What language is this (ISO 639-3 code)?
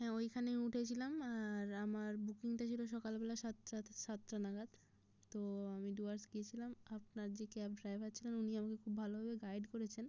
ben